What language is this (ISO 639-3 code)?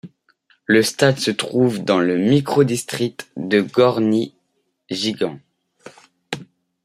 fra